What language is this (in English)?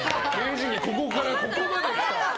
Japanese